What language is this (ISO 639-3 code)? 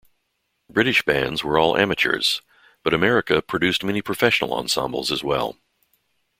eng